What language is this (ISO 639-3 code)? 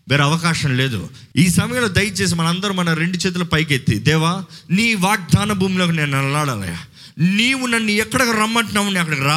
tel